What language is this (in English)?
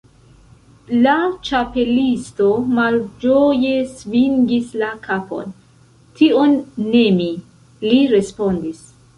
Esperanto